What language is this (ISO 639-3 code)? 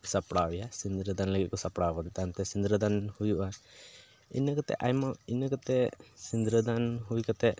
sat